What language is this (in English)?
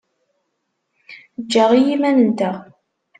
Kabyle